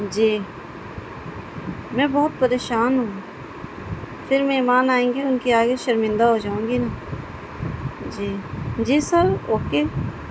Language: Urdu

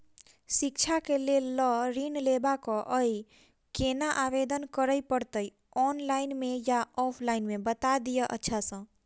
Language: Maithili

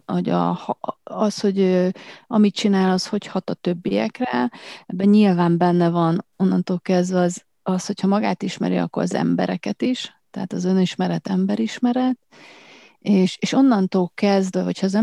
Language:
Hungarian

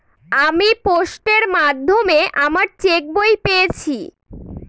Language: Bangla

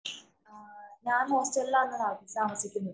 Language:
Malayalam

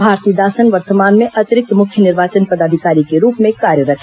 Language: Hindi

